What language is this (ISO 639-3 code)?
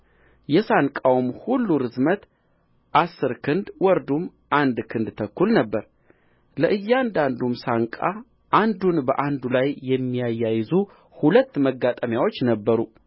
amh